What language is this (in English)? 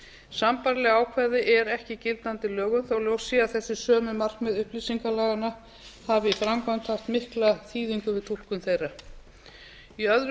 Icelandic